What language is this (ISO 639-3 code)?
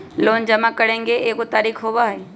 mag